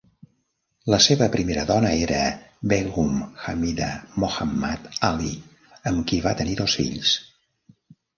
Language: Catalan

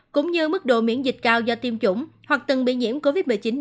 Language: Vietnamese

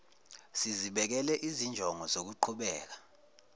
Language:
Zulu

